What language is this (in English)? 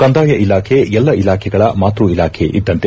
Kannada